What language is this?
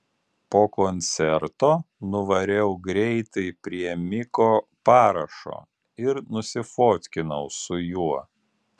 Lithuanian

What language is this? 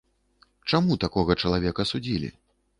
Belarusian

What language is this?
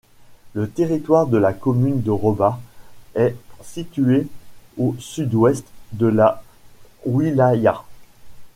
French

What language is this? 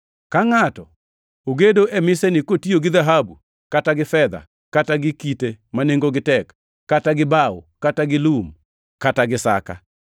Luo (Kenya and Tanzania)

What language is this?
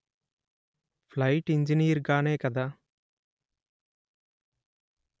Telugu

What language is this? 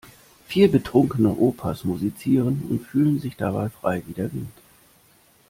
German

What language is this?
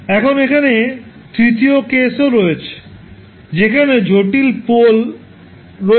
Bangla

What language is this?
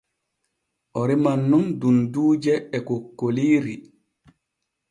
Borgu Fulfulde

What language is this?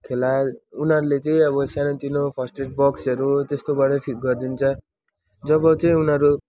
Nepali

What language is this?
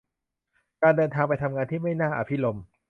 Thai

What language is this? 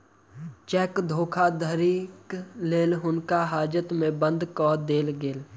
Maithili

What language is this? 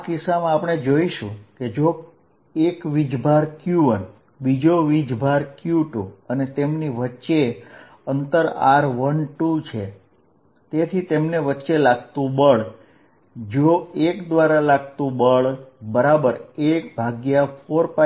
Gujarati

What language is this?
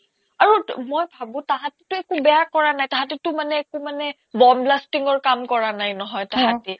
Assamese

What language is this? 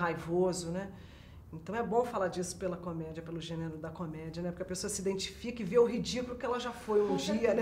Portuguese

